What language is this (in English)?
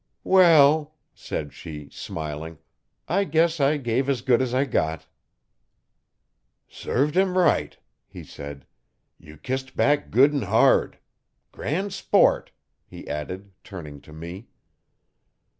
English